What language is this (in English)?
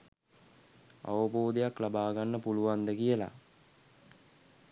Sinhala